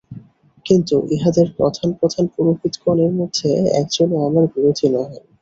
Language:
Bangla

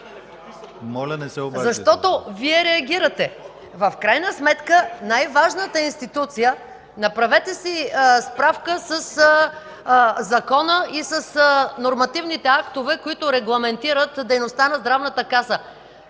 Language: Bulgarian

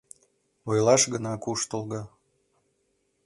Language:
Mari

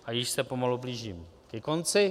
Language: Czech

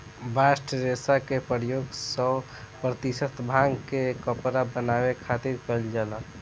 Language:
Bhojpuri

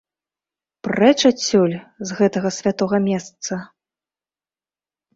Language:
Belarusian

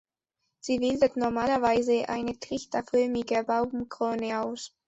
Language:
German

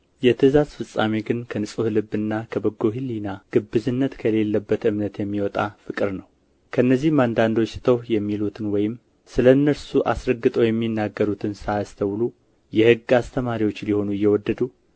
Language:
Amharic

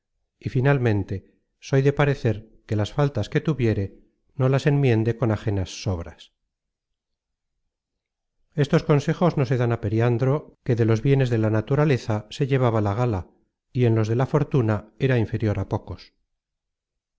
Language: Spanish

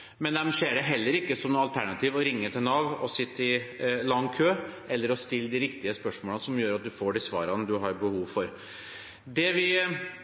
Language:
Norwegian Bokmål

